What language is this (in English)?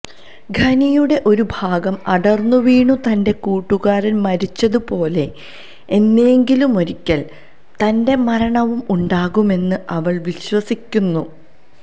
Malayalam